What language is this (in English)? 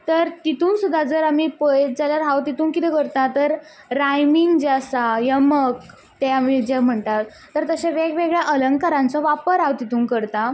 Konkani